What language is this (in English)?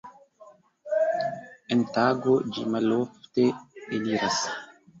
Esperanto